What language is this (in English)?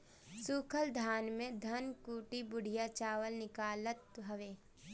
Bhojpuri